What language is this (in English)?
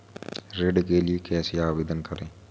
Hindi